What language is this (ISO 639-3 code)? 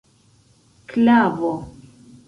epo